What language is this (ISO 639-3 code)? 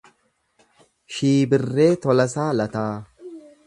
orm